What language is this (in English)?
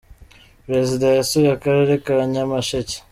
Kinyarwanda